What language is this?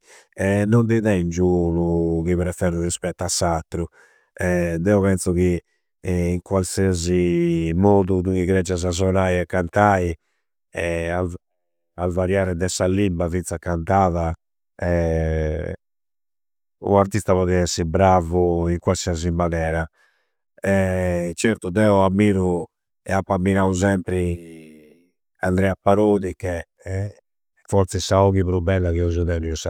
Campidanese Sardinian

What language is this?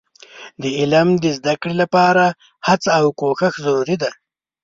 Pashto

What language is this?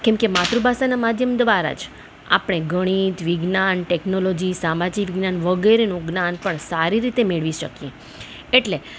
Gujarati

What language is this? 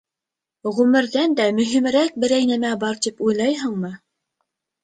Bashkir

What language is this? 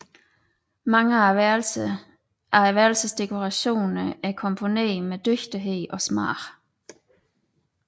Danish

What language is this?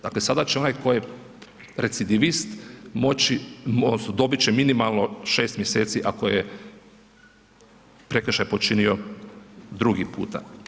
Croatian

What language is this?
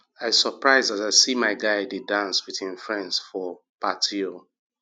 Nigerian Pidgin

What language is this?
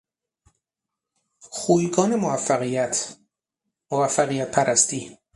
Persian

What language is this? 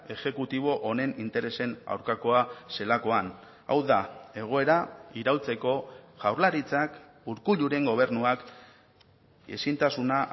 Basque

